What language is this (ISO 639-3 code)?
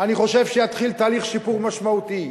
heb